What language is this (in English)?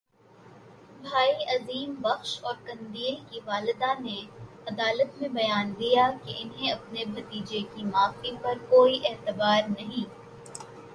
Urdu